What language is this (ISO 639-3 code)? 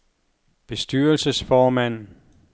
dan